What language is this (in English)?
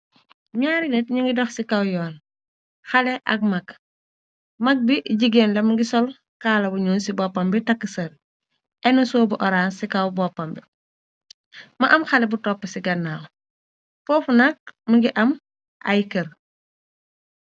Wolof